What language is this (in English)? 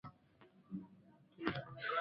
Swahili